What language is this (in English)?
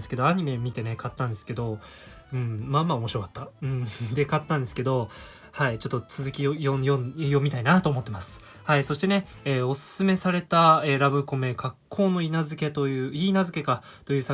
Japanese